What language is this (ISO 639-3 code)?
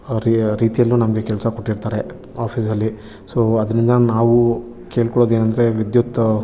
kan